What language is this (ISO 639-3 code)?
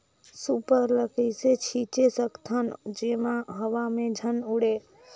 hne